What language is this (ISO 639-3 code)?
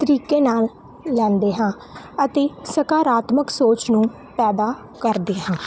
pan